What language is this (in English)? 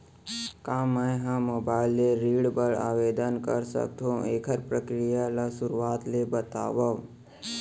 Chhattisgarhi